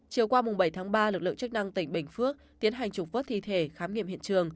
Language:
Vietnamese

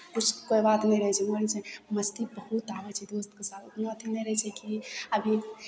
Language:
Maithili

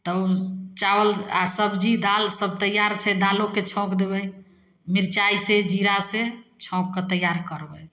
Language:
Maithili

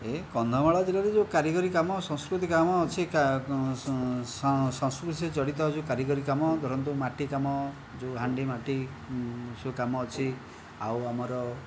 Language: Odia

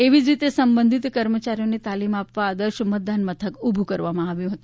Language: Gujarati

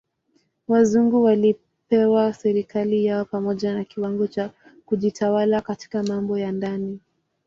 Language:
Swahili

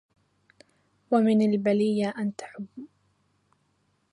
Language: Arabic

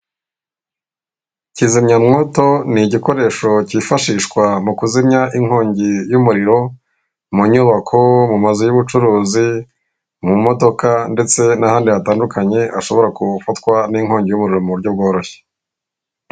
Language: Kinyarwanda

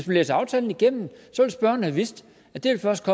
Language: Danish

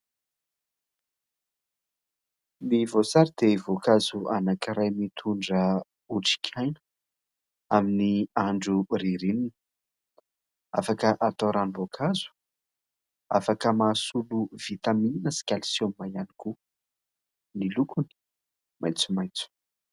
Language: Malagasy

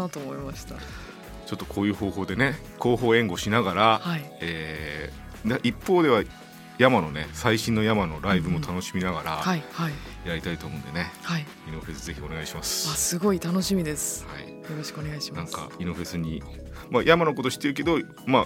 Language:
Japanese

